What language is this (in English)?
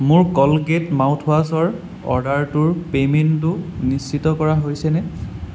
Assamese